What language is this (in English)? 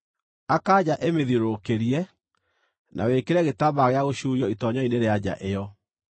Kikuyu